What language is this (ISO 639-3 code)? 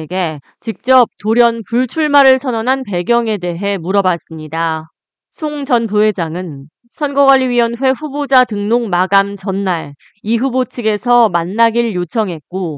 kor